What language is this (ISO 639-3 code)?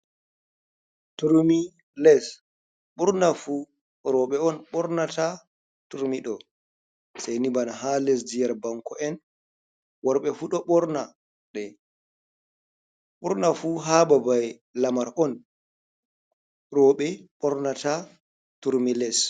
ful